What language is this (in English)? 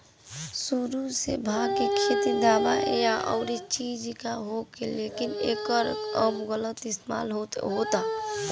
Bhojpuri